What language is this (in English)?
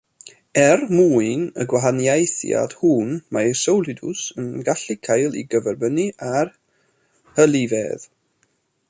Welsh